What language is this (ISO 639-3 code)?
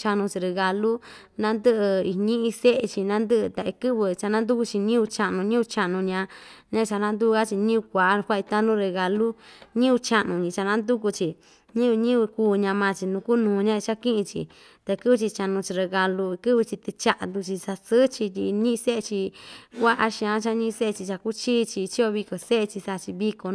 vmj